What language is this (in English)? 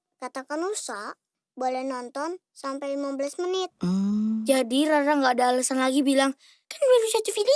Indonesian